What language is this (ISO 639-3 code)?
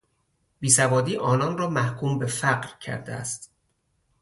fas